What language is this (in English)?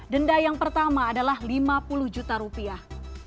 Indonesian